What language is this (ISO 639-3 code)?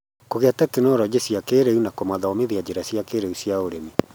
kik